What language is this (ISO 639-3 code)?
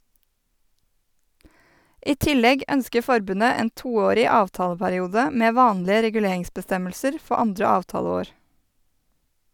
nor